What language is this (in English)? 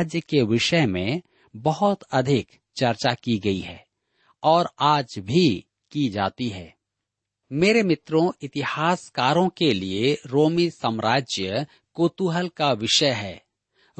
Hindi